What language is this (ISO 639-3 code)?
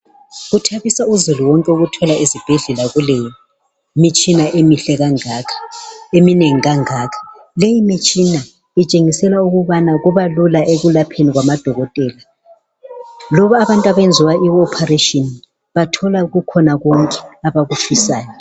nde